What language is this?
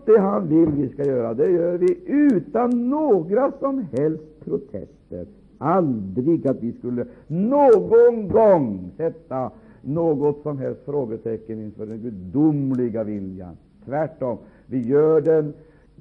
Swedish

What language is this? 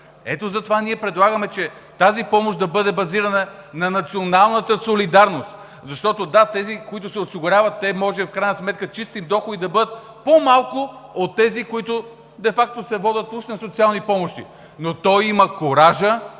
Bulgarian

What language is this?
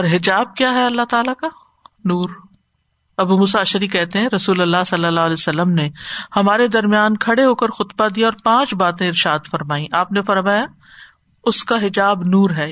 Urdu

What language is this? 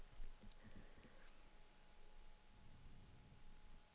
Danish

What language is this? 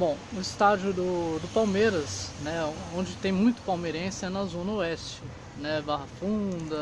Portuguese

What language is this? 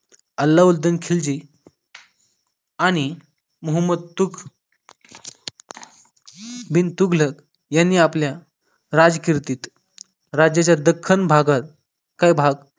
Marathi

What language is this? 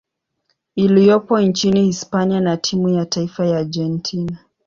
Swahili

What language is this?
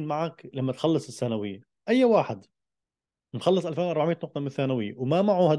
Arabic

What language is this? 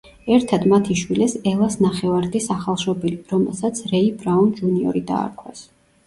Georgian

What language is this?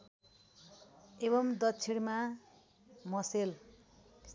Nepali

